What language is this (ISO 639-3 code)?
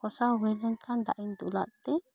sat